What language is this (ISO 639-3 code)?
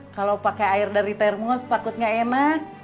ind